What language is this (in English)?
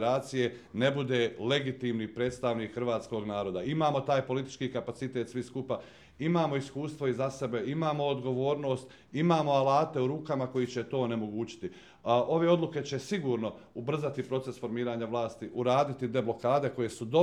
Croatian